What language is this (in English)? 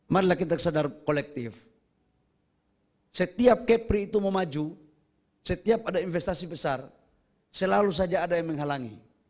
Indonesian